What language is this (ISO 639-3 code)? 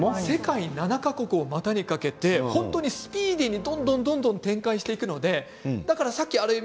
jpn